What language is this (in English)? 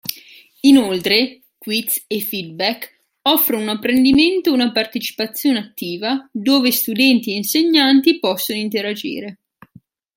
Italian